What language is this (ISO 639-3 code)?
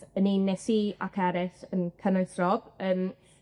cym